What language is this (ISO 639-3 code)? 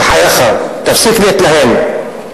heb